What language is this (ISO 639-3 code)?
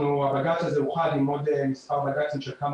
heb